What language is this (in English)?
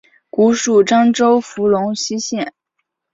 Chinese